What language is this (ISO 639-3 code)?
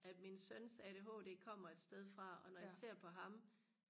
dan